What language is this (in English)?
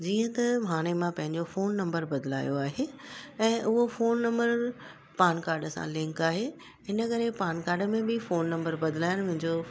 Sindhi